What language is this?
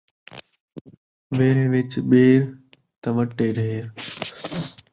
Saraiki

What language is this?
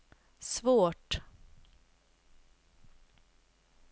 Swedish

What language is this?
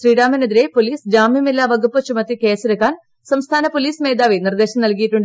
Malayalam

